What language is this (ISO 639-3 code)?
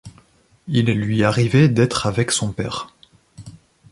fra